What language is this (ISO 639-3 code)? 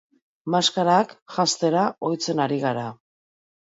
eus